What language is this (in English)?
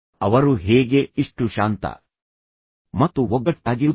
Kannada